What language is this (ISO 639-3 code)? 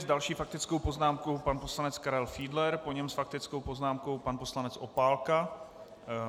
ces